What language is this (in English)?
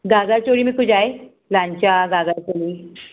Sindhi